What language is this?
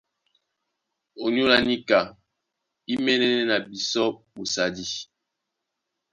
Duala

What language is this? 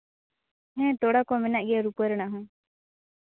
Santali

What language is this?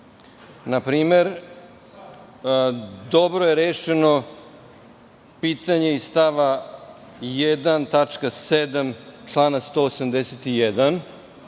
Serbian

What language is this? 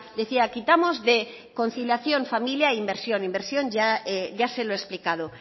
Spanish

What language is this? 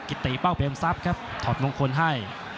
Thai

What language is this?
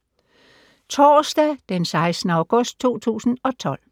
Danish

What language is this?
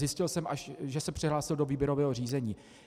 Czech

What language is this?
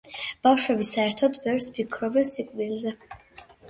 Georgian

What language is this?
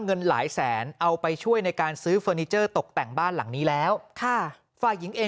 Thai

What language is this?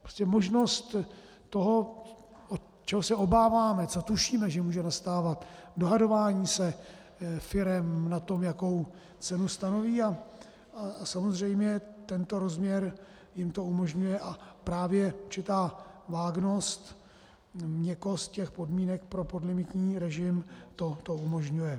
Czech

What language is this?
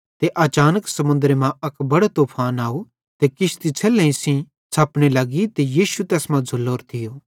Bhadrawahi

